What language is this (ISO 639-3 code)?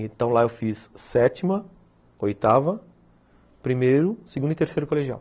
por